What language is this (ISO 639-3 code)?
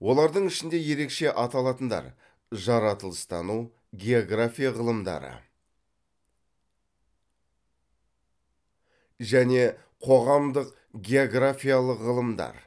kaz